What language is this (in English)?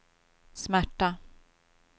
Swedish